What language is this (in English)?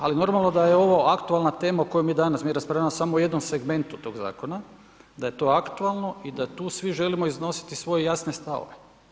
Croatian